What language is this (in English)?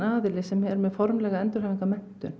Icelandic